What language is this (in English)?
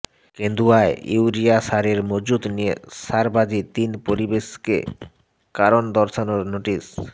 Bangla